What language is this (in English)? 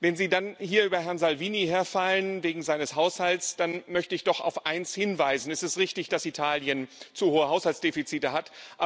German